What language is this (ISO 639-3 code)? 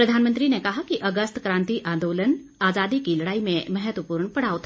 hin